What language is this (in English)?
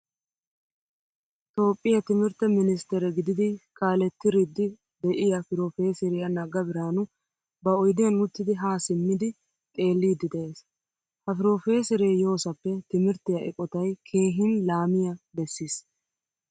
Wolaytta